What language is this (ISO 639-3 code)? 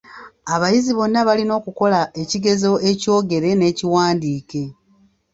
lug